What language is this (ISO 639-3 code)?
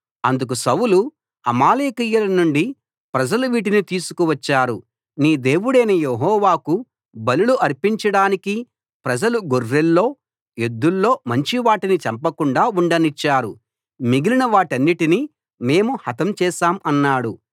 tel